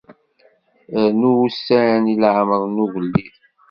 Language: Kabyle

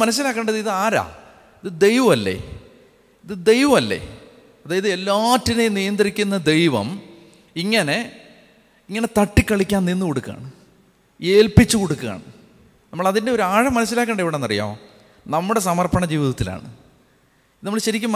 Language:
Malayalam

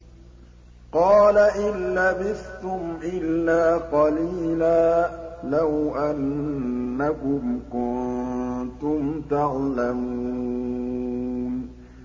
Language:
Arabic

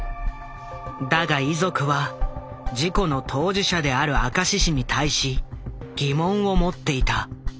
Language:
Japanese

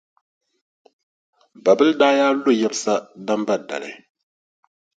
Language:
Dagbani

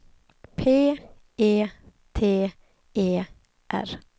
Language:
Swedish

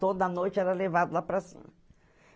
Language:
Portuguese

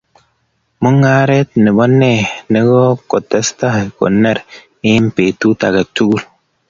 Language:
Kalenjin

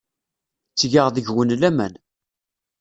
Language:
Kabyle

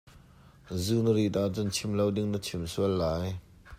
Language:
Hakha Chin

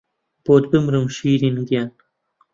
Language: Central Kurdish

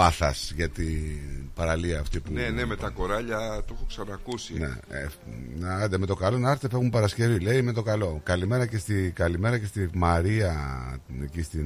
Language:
Greek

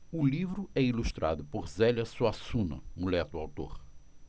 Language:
Portuguese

